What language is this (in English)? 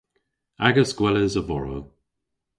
Cornish